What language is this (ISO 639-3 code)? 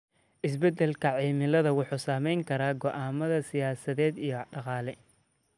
som